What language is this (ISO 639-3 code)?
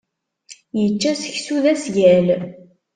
kab